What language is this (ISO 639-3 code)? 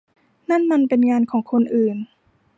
tha